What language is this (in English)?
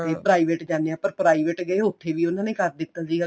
Punjabi